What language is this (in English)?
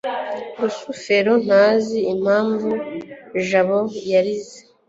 Kinyarwanda